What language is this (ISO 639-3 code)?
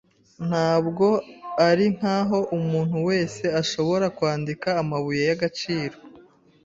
kin